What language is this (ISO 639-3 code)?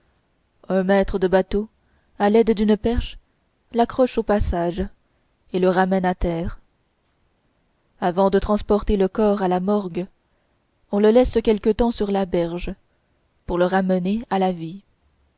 fra